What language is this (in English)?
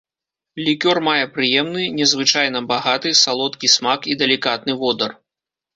Belarusian